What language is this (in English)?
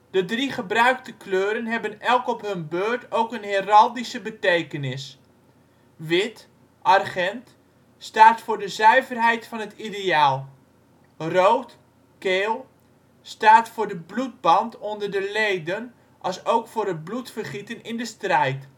Dutch